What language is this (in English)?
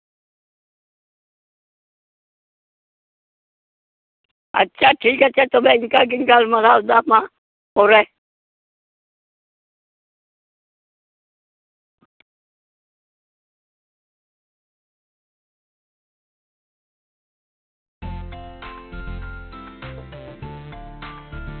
Santali